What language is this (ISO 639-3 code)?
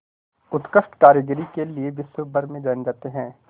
hin